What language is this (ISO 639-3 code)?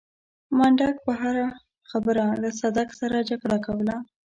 pus